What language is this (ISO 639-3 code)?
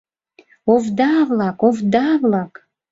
chm